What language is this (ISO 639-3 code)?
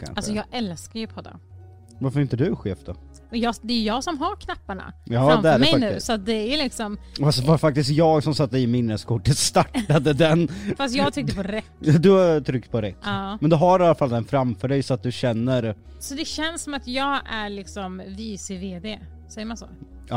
swe